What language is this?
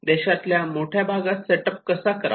Marathi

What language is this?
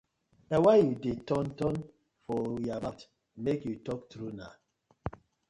Nigerian Pidgin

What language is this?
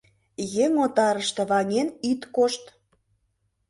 Mari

